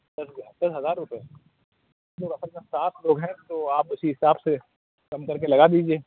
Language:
Urdu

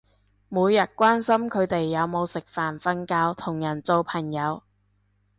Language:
Cantonese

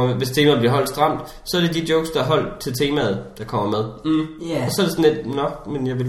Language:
Danish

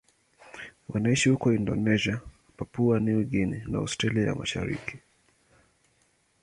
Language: Swahili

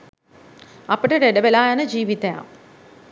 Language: Sinhala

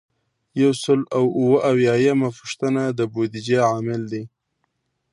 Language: Pashto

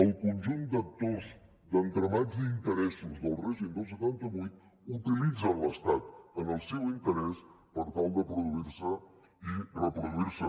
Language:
Catalan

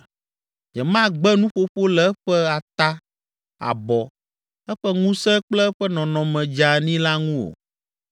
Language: Ewe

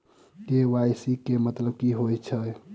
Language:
Maithili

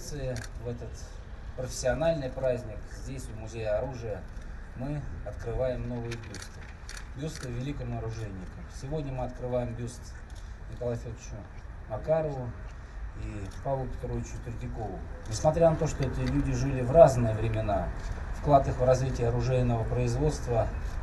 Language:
Russian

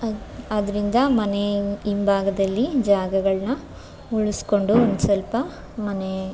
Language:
Kannada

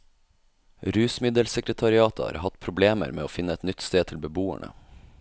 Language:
Norwegian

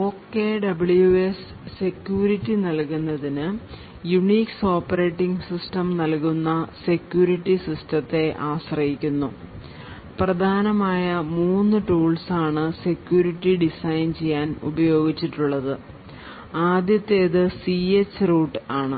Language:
Malayalam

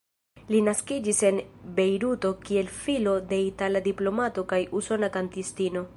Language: Esperanto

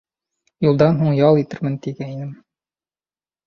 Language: Bashkir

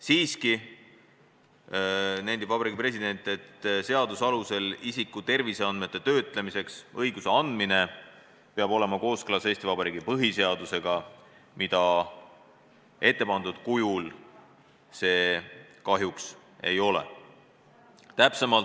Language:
Estonian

